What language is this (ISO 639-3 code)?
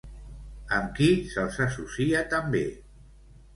cat